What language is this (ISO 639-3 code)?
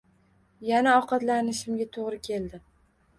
uzb